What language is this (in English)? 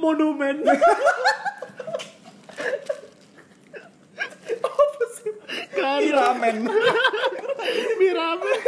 Indonesian